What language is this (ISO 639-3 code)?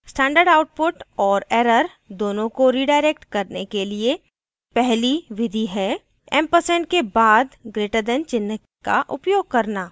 hin